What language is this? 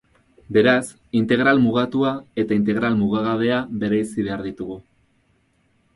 Basque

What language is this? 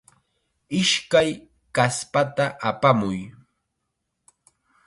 Chiquián Ancash Quechua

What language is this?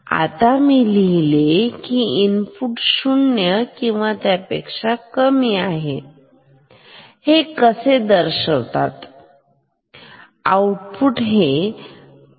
Marathi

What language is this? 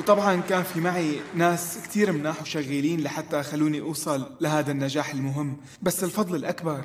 Arabic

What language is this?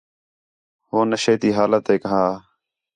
Khetrani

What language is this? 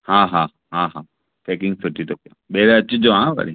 Sindhi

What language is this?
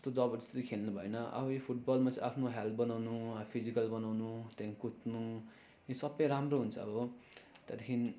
Nepali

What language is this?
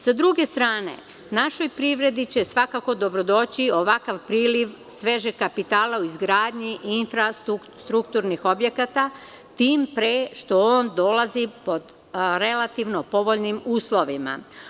Serbian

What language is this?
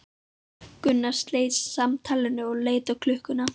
Icelandic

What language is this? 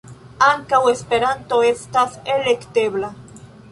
Esperanto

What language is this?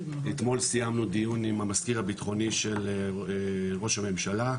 Hebrew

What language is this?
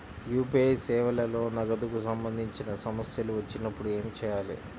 Telugu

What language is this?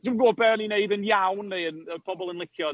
Welsh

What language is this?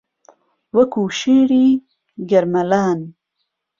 Central Kurdish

